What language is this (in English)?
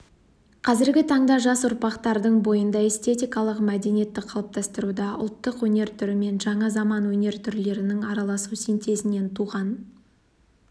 Kazakh